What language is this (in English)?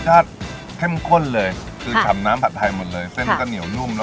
Thai